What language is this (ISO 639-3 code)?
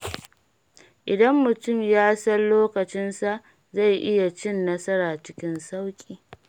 hau